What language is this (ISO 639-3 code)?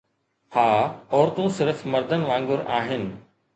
snd